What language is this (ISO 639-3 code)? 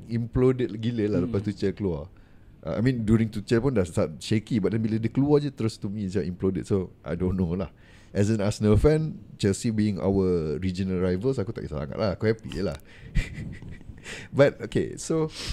msa